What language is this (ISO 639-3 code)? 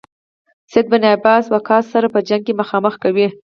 pus